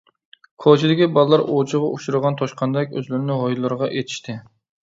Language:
Uyghur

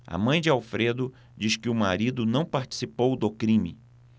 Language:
Portuguese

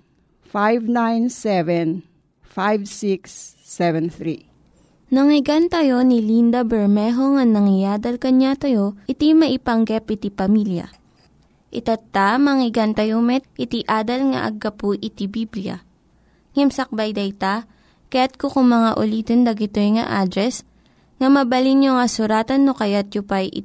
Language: Filipino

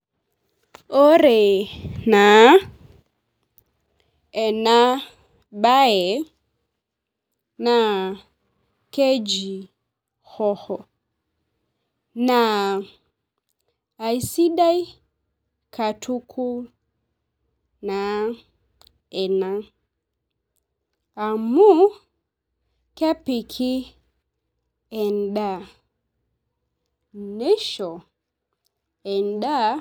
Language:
Masai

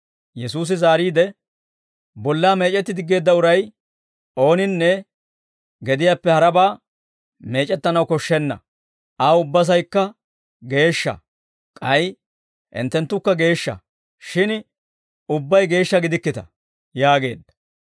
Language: Dawro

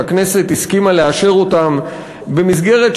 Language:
Hebrew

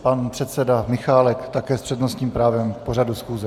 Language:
Czech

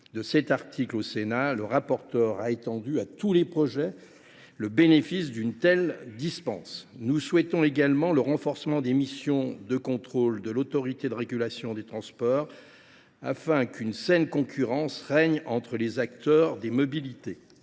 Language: French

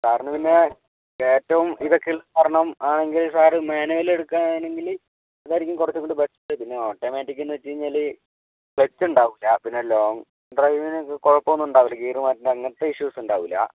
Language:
Malayalam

